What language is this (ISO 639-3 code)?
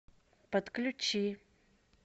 rus